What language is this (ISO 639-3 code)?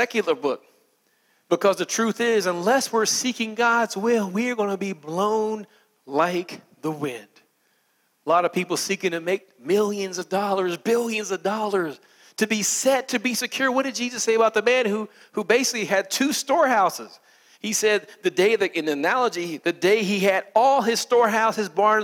eng